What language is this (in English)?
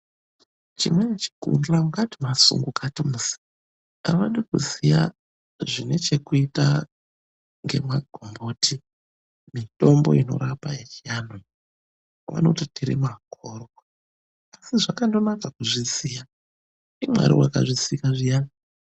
Ndau